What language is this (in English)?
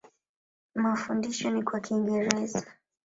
Swahili